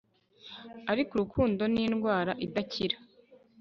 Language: Kinyarwanda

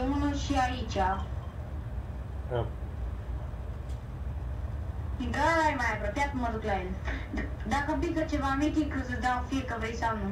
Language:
Romanian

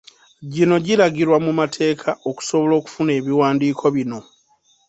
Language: Ganda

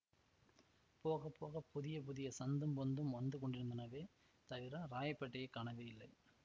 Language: Tamil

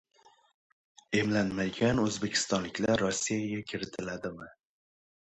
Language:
Uzbek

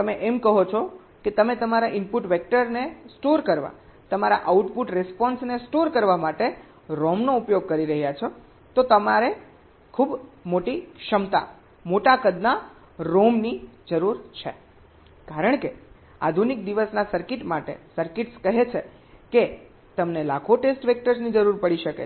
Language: Gujarati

